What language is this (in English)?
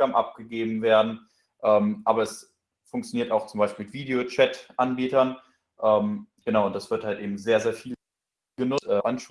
German